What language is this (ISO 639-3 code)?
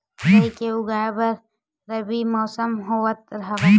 hne